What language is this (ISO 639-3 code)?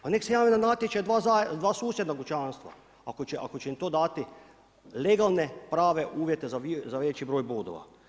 hrv